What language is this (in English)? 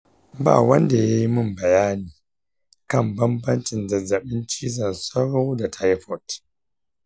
Hausa